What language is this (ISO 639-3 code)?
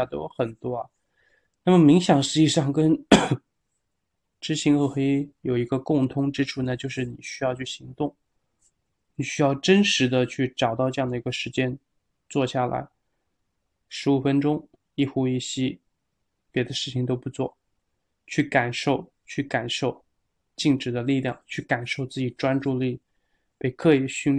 zho